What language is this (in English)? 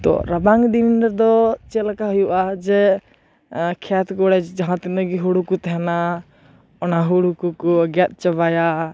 Santali